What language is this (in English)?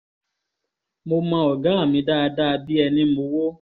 Yoruba